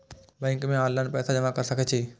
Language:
Maithili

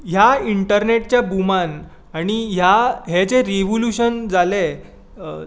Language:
Konkani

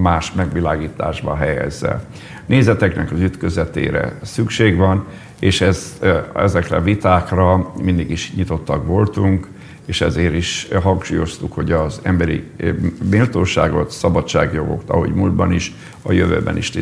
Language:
Hungarian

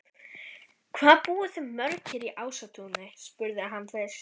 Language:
Icelandic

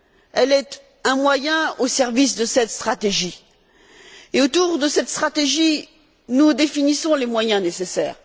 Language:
French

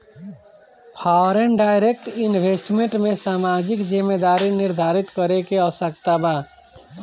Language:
Bhojpuri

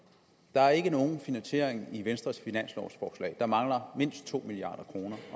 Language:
Danish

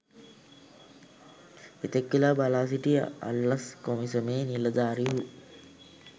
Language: Sinhala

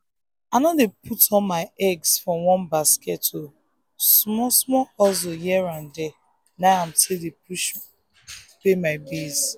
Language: Nigerian Pidgin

